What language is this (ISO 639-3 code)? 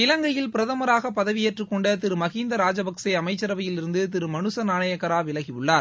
tam